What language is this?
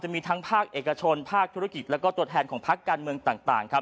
Thai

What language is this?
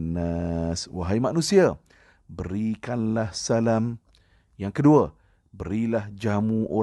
Malay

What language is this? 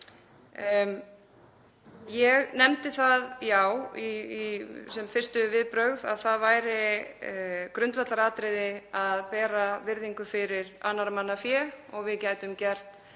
Icelandic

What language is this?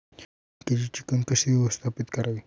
Marathi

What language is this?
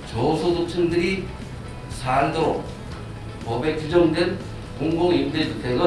Korean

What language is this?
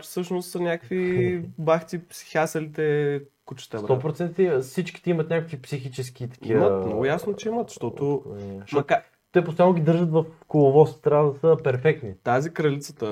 Bulgarian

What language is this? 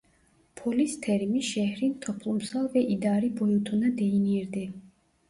Turkish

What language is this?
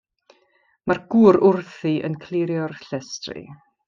Welsh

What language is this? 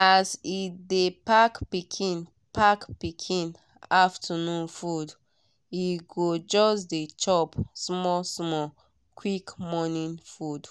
Nigerian Pidgin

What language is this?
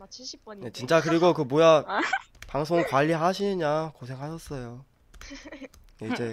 Korean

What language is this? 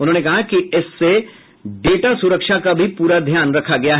Hindi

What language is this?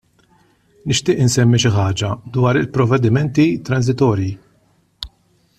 Maltese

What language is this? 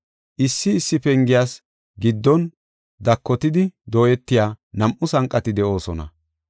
Gofa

